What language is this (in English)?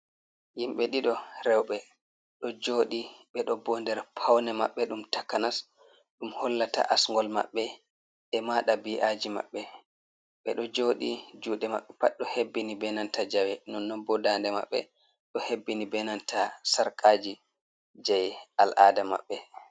Fula